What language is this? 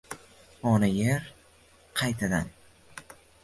Uzbek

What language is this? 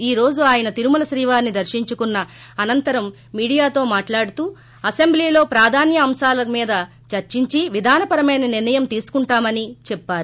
Telugu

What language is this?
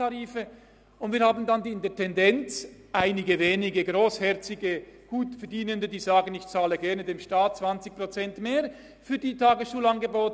Swiss German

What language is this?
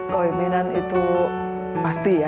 Indonesian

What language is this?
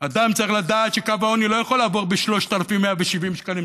Hebrew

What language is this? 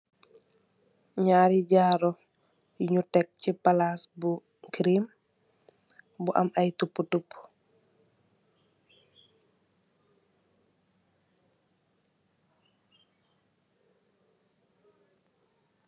Wolof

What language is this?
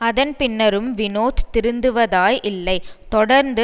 Tamil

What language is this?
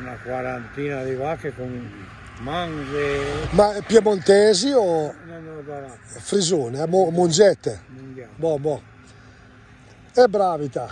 Italian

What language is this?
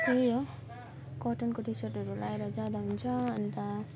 Nepali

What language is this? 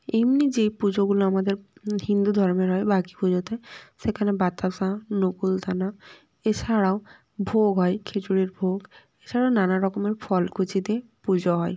Bangla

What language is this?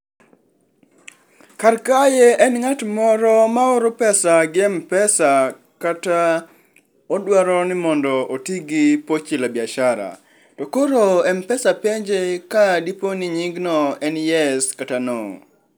Luo (Kenya and Tanzania)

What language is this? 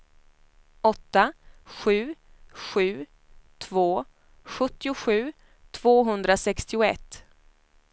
Swedish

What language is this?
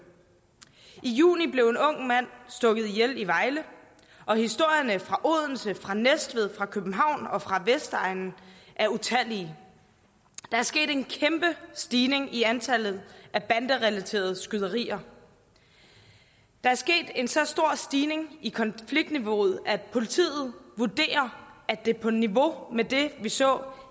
Danish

